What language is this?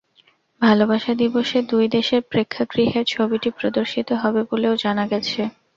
Bangla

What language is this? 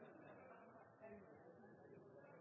Norwegian Nynorsk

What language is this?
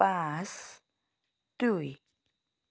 Assamese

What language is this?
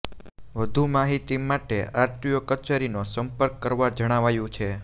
Gujarati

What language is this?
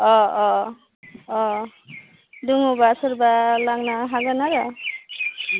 Bodo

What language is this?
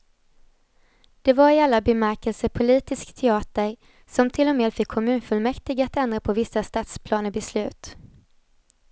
Swedish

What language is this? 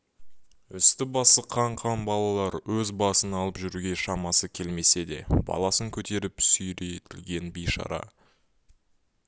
Kazakh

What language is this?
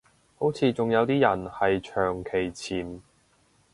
Cantonese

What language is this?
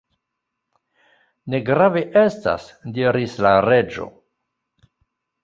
Esperanto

